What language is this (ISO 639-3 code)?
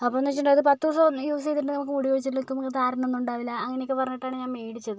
mal